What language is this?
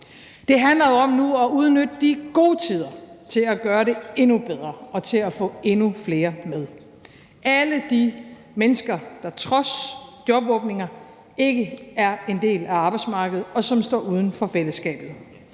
Danish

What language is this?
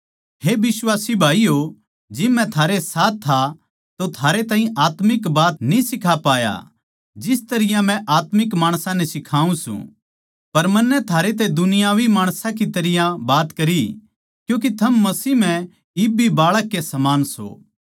Haryanvi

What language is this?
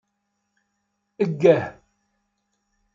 Kabyle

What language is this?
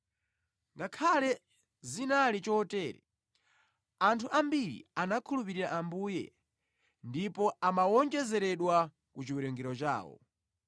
Nyanja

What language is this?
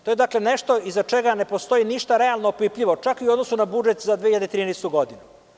Serbian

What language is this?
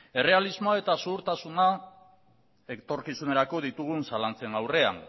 Basque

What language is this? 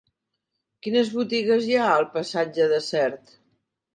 Catalan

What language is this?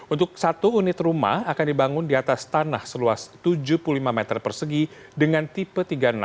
Indonesian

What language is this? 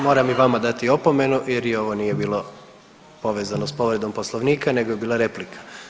Croatian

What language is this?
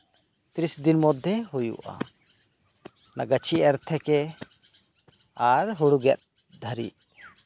Santali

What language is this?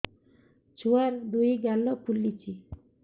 Odia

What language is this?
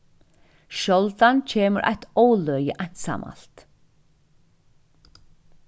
Faroese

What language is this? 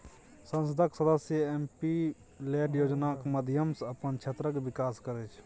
Maithili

